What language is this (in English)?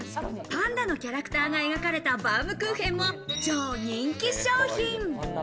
Japanese